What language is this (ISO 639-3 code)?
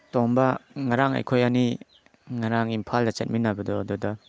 mni